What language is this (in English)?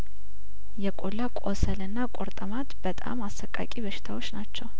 Amharic